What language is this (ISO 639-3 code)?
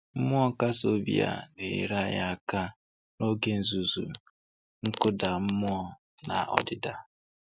ibo